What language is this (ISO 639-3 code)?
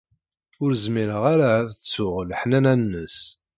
kab